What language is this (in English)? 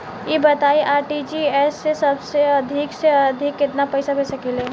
Bhojpuri